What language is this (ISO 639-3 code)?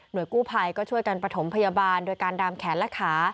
tha